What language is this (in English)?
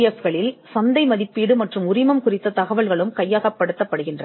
Tamil